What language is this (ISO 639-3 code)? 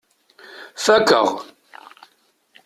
kab